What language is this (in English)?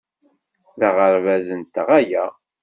Kabyle